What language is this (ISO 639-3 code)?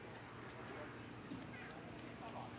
tha